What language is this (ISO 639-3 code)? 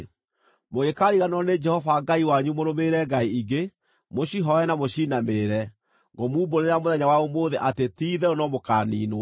kik